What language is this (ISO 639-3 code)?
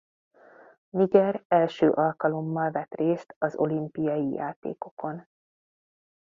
hun